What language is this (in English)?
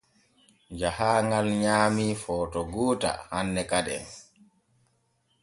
Borgu Fulfulde